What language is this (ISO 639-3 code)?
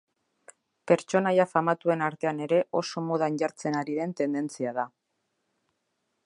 eus